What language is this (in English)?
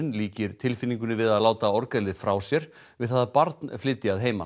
Icelandic